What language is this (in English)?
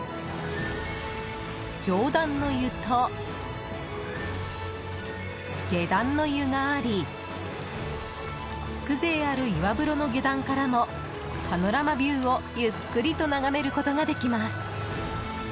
Japanese